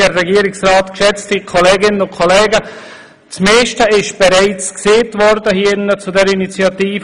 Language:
Swiss German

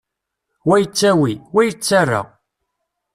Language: Kabyle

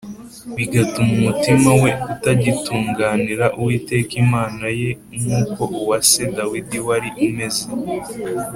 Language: Kinyarwanda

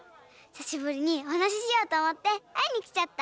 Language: Japanese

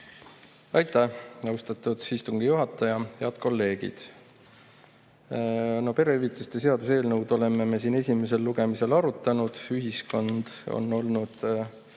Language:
Estonian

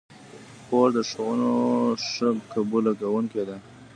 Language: Pashto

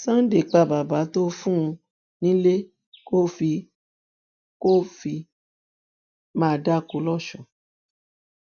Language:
Yoruba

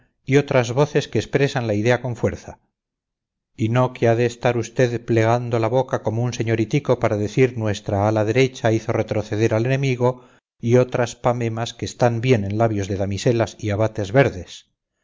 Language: Spanish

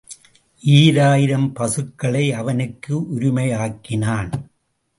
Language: Tamil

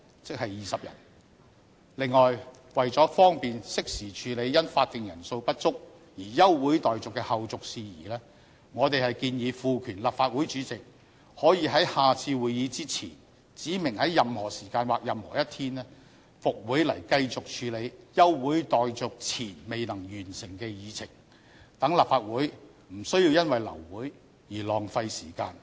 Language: Cantonese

